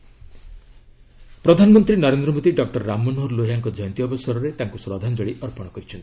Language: Odia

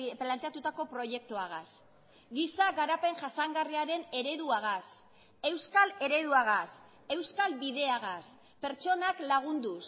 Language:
Basque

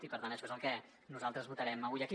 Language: Catalan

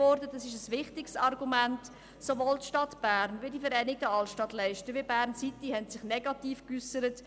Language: Swiss German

